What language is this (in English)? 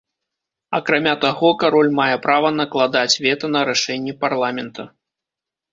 Belarusian